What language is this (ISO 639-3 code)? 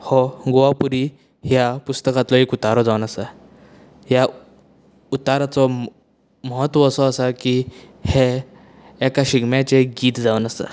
kok